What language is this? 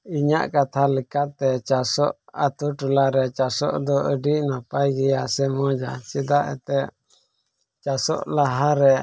Santali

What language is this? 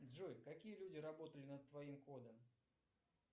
Russian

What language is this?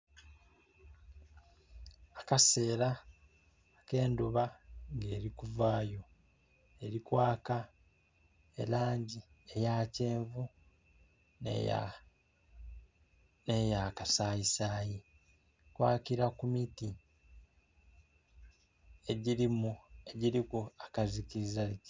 Soga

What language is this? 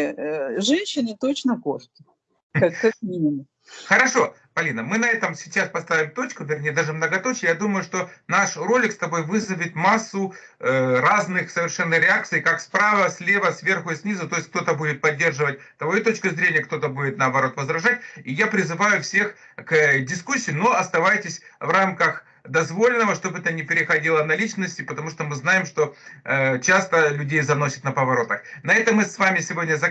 Russian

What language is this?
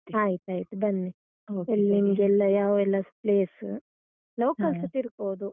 Kannada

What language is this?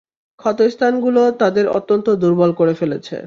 Bangla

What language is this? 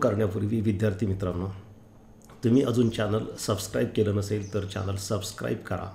Hindi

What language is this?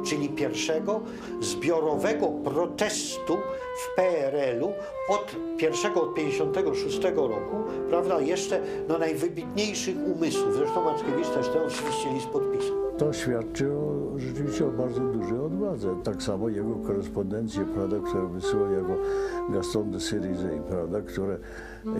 Polish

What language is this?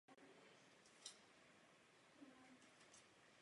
Czech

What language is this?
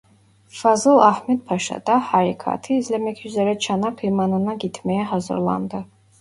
Turkish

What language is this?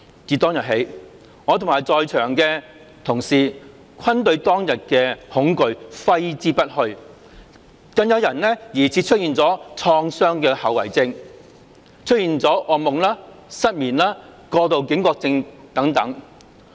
Cantonese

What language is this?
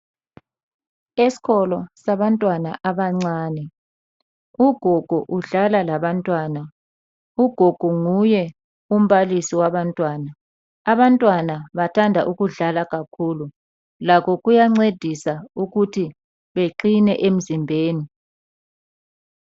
North Ndebele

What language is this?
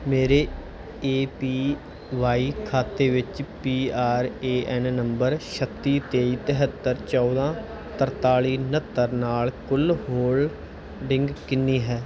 Punjabi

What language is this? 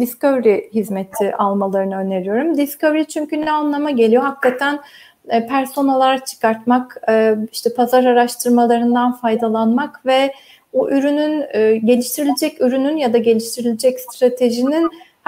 Turkish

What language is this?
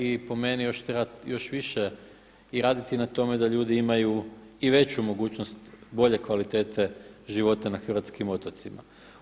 Croatian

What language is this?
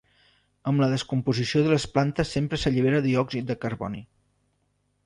Catalan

